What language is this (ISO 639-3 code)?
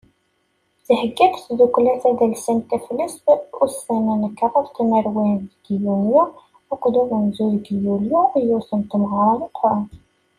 kab